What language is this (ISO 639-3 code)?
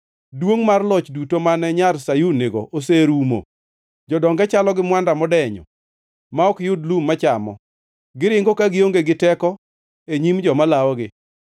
luo